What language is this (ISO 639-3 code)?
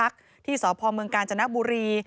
tha